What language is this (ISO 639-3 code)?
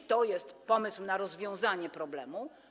pol